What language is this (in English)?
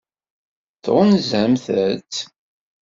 Kabyle